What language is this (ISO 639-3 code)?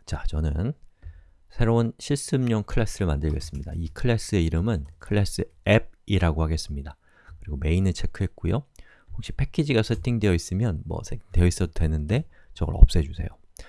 kor